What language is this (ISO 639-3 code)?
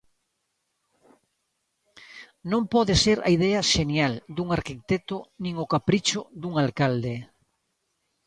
glg